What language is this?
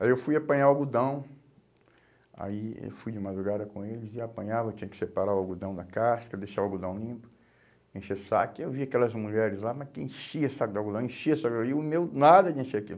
Portuguese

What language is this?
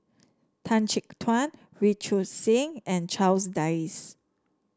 English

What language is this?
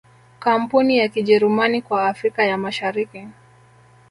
Swahili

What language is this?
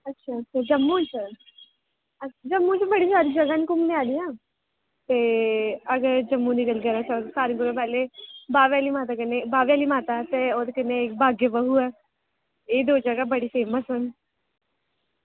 Dogri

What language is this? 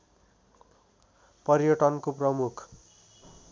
Nepali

